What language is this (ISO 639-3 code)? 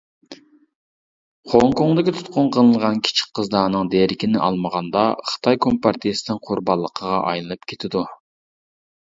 uig